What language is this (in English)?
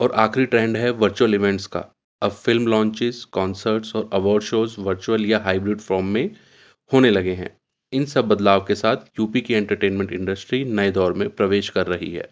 Urdu